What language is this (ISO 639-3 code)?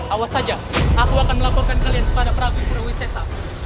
ind